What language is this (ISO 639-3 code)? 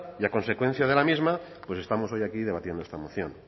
spa